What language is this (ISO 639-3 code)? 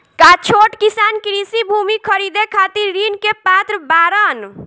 bho